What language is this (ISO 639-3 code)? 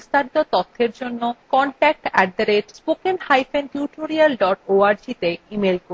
ben